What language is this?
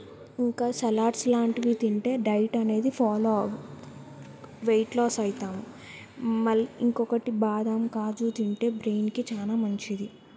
Telugu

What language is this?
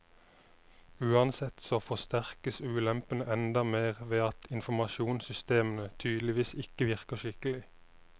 Norwegian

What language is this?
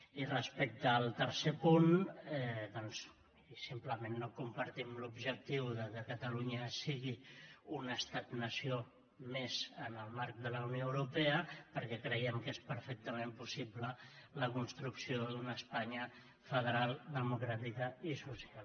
Catalan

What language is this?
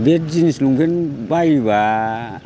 Bodo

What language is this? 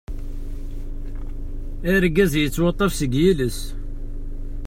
Kabyle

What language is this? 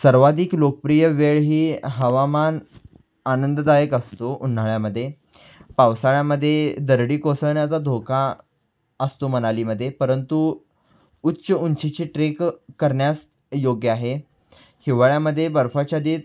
Marathi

